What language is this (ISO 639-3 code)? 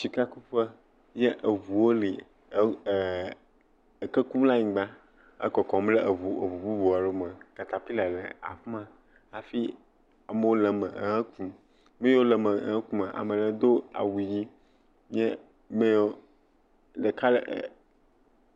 ewe